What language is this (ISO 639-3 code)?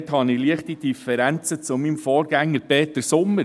gsw